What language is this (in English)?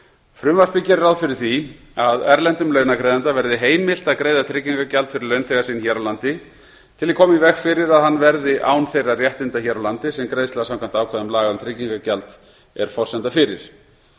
Icelandic